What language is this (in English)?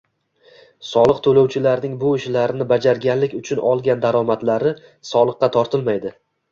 Uzbek